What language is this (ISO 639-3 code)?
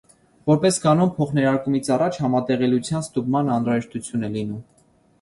hye